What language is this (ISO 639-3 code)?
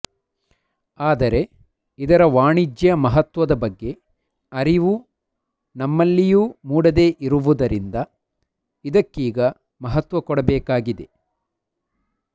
kan